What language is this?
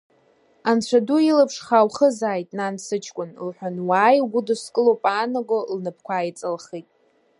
Abkhazian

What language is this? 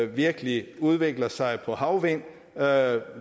Danish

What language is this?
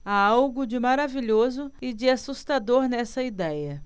Portuguese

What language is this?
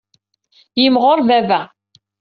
Kabyle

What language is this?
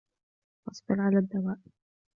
Arabic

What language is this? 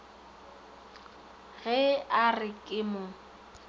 Northern Sotho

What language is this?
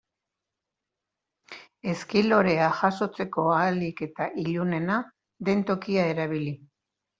Basque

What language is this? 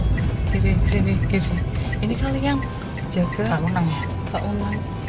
Indonesian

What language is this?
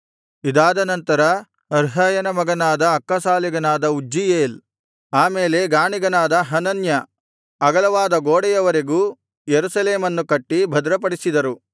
Kannada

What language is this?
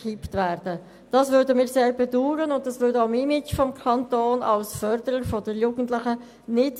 Swiss German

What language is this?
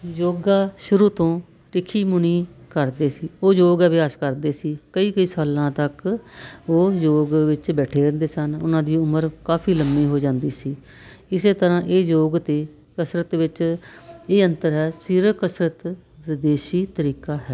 Punjabi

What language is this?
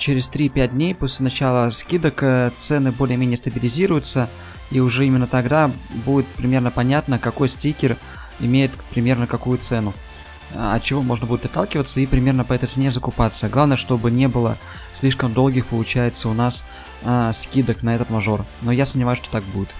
Russian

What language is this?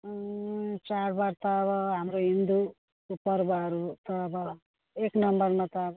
Nepali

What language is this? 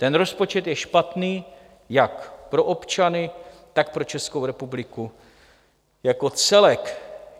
Czech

